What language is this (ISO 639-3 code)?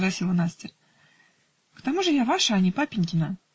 rus